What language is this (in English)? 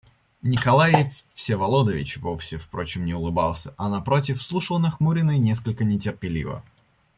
Russian